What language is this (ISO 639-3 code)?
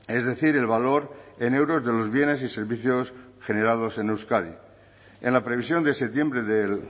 spa